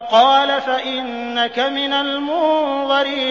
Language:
Arabic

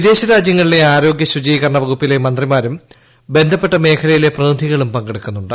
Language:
Malayalam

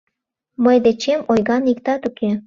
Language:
Mari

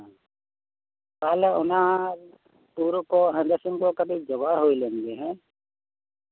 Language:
Santali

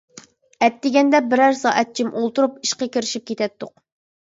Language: Uyghur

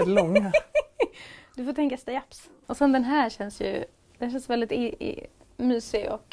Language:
Swedish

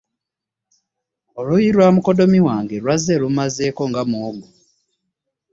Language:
Ganda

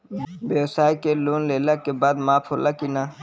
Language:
Bhojpuri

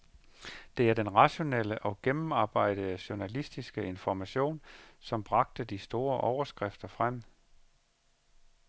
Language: Danish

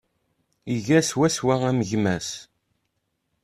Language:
Kabyle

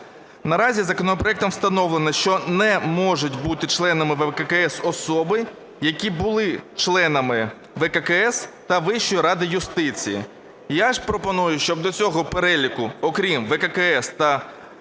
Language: Ukrainian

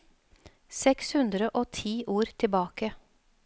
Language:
Norwegian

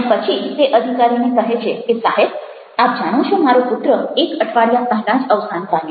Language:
Gujarati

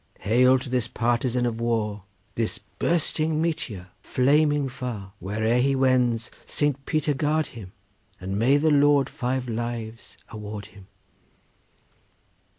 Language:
English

